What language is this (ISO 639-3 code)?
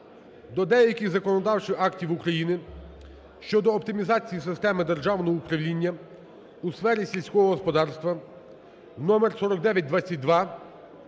ukr